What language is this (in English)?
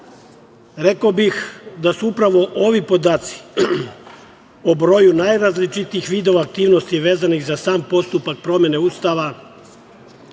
Serbian